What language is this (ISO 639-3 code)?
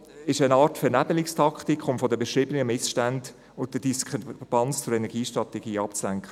gsw